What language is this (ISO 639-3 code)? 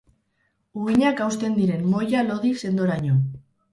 eus